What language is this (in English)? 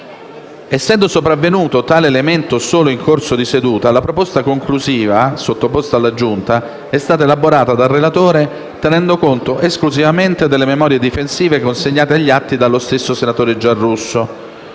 Italian